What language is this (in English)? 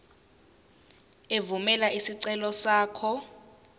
Zulu